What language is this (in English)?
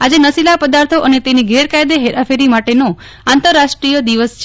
Gujarati